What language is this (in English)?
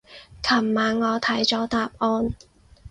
Cantonese